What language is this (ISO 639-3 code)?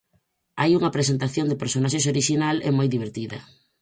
glg